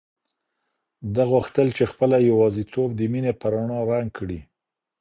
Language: Pashto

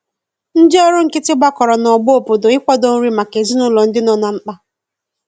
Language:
Igbo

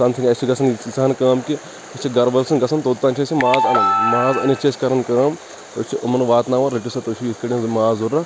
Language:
Kashmiri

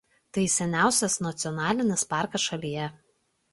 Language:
Lithuanian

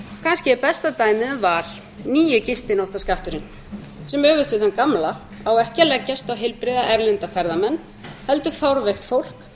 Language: Icelandic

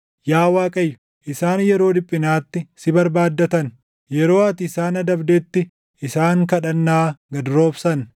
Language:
Oromo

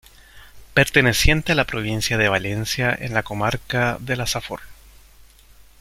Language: Spanish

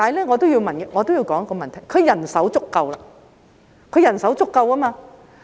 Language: Cantonese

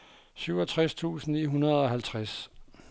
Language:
Danish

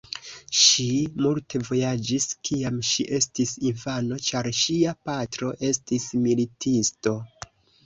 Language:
Esperanto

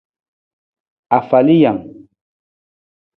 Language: Nawdm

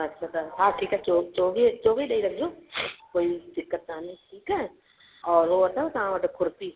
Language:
Sindhi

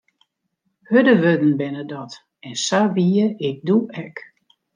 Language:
Western Frisian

